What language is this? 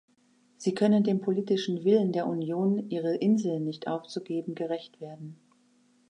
German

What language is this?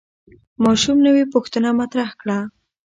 Pashto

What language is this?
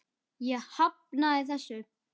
Icelandic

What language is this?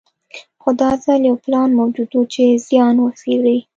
Pashto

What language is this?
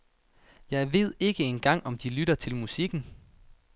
Danish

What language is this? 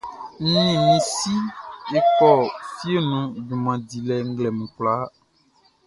Baoulé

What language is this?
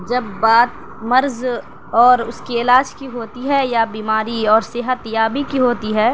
Urdu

